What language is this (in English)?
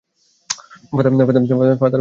Bangla